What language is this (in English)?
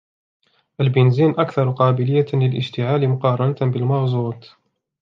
Arabic